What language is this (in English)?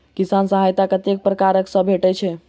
Maithili